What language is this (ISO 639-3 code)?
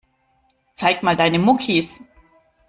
deu